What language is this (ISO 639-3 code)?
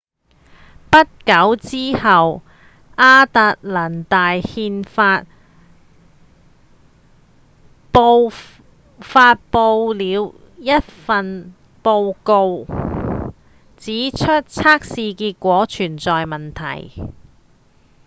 yue